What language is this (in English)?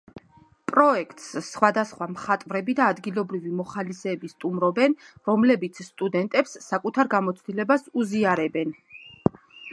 Georgian